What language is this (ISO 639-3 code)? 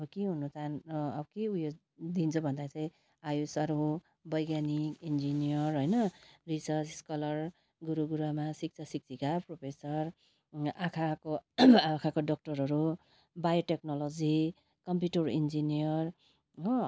nep